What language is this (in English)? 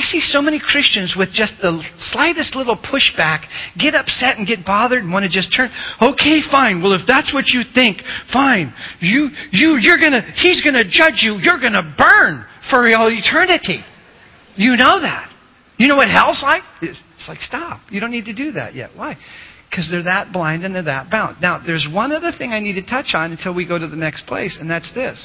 English